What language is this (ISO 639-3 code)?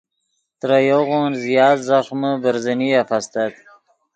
ydg